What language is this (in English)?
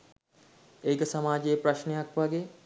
Sinhala